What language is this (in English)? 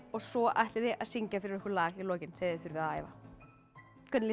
Icelandic